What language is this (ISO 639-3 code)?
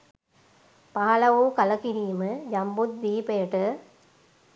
sin